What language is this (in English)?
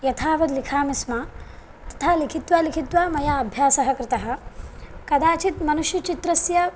Sanskrit